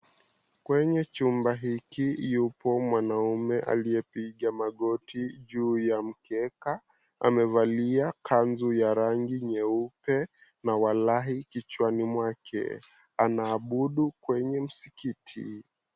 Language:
Swahili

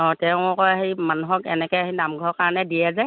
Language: Assamese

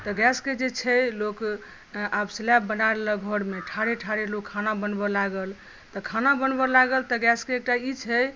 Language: Maithili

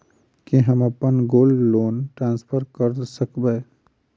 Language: Maithili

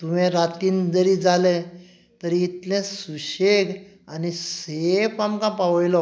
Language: Konkani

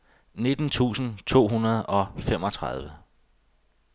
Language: Danish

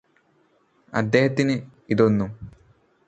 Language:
Malayalam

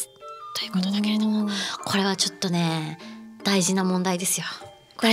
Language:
Japanese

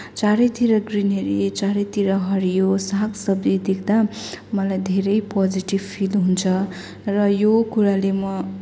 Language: Nepali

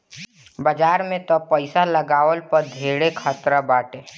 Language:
Bhojpuri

